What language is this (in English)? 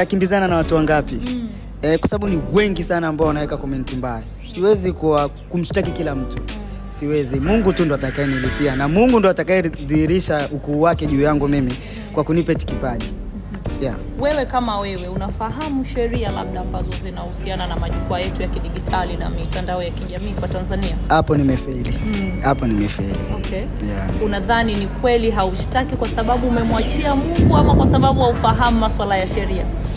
Swahili